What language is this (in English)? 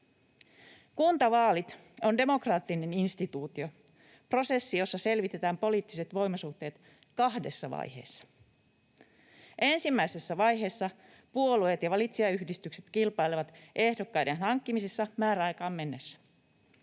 Finnish